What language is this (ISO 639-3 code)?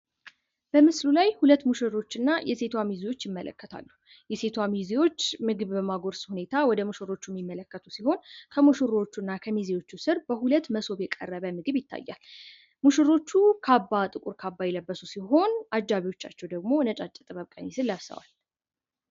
amh